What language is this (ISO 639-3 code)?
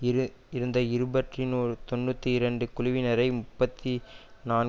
tam